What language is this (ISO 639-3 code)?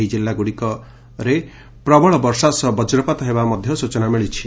ori